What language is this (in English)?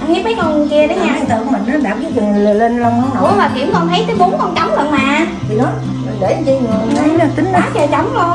Vietnamese